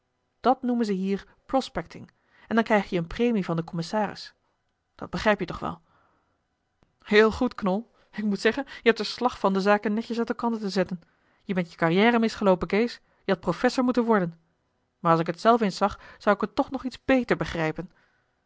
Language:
Dutch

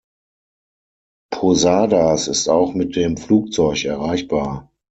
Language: German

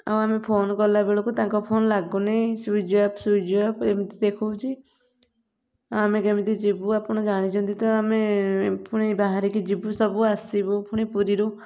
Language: Odia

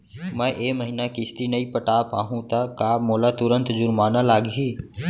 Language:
Chhattisgarhi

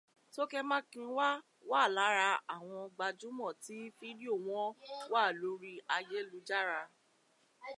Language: Yoruba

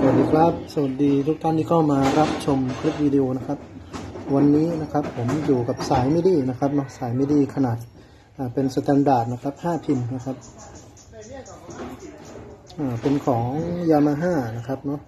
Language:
Thai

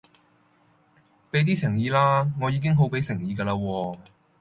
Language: Cantonese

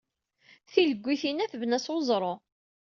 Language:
Kabyle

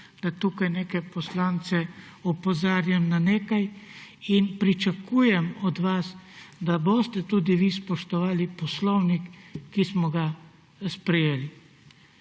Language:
Slovenian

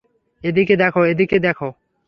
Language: Bangla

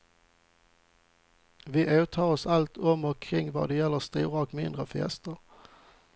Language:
Swedish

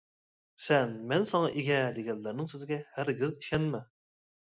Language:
Uyghur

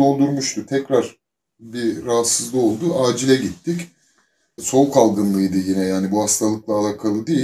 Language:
Turkish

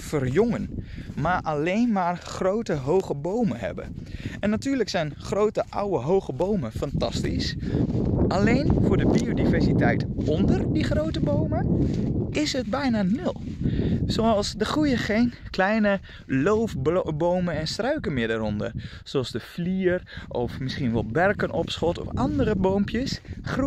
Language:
Dutch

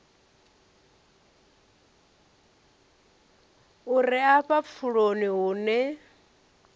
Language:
Venda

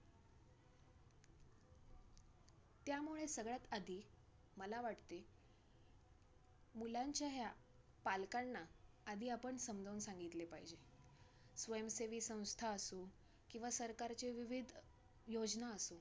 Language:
Marathi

